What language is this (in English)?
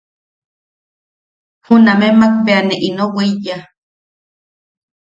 Yaqui